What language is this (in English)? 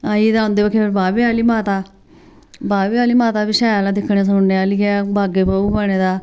Dogri